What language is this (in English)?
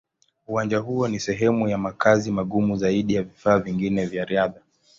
Swahili